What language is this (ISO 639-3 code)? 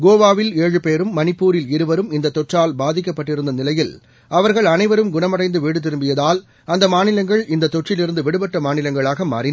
tam